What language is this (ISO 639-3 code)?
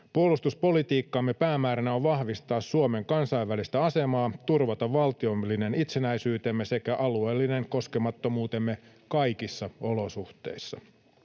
fin